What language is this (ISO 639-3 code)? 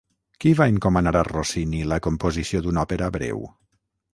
cat